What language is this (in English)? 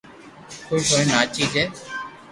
Loarki